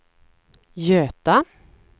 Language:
Swedish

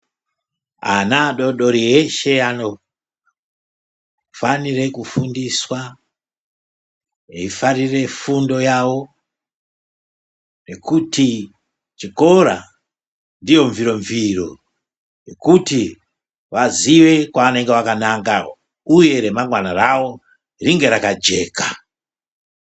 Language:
Ndau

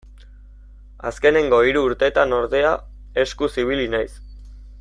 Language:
Basque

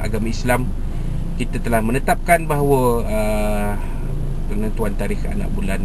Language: Malay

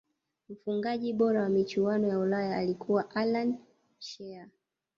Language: Swahili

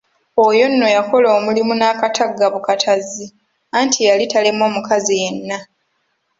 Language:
Ganda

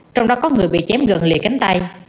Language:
Vietnamese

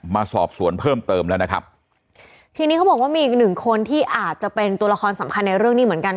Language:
Thai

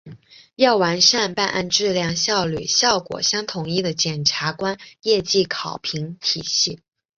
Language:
Chinese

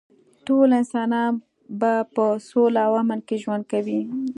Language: Pashto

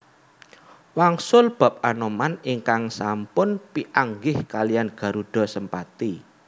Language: Javanese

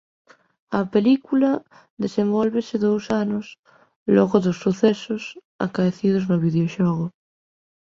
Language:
Galician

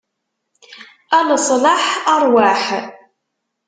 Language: Kabyle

